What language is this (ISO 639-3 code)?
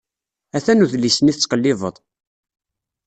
kab